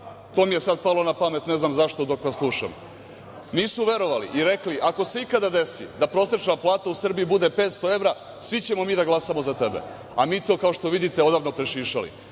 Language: Serbian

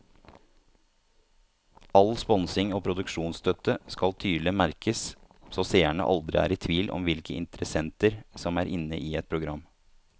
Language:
Norwegian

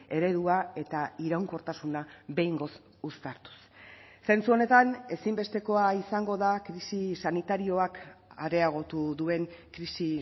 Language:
Basque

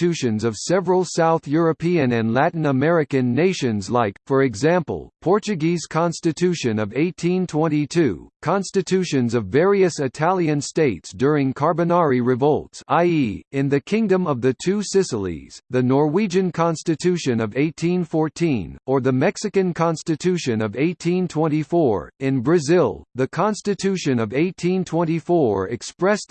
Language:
English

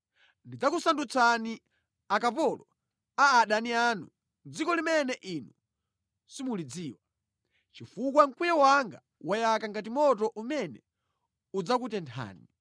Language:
Nyanja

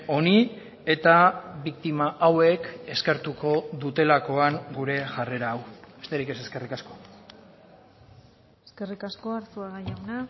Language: Basque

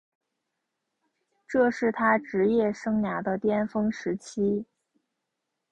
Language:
Chinese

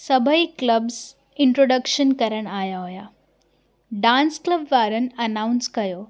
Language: Sindhi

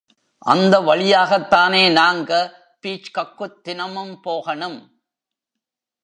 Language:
Tamil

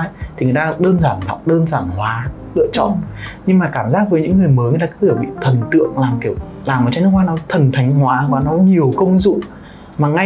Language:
Vietnamese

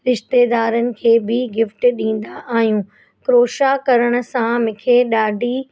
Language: Sindhi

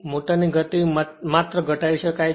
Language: Gujarati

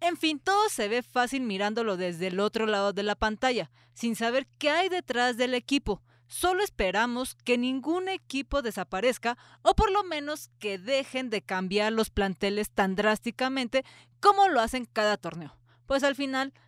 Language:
Spanish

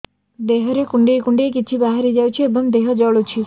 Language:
Odia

